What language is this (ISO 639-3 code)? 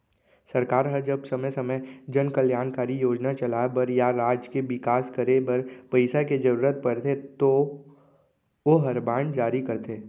hne